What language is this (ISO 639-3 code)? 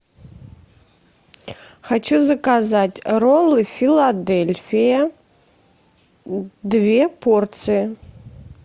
rus